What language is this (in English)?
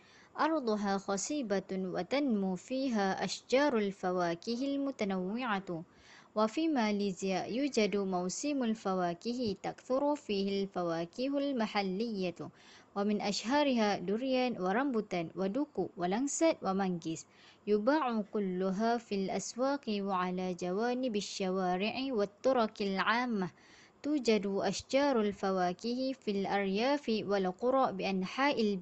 Malay